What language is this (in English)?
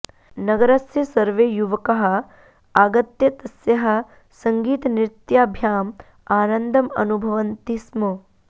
Sanskrit